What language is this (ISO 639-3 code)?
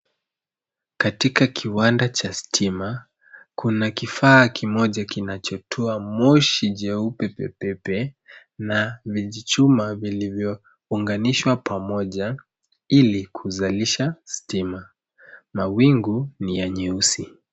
swa